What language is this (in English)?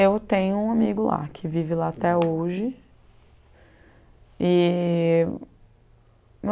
Portuguese